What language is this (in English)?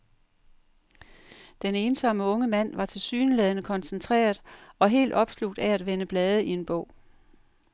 Danish